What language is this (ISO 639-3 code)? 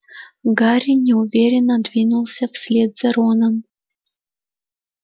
rus